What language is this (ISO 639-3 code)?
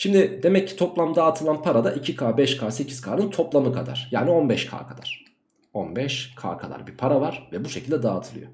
tur